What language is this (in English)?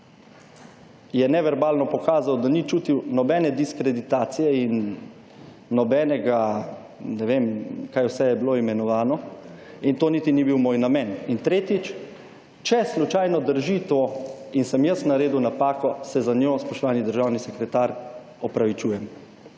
Slovenian